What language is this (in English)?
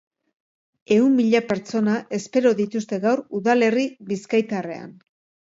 Basque